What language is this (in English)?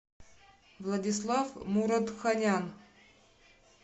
Russian